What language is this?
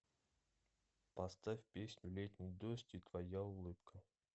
Russian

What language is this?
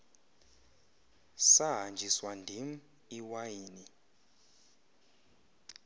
Xhosa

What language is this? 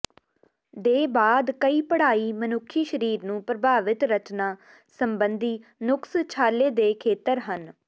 Punjabi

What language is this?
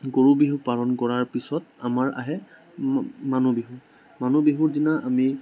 Assamese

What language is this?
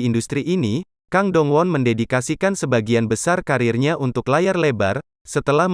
Indonesian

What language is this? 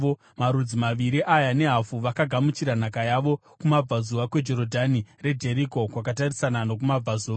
Shona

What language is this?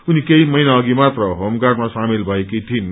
Nepali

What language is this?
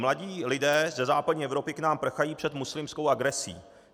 Czech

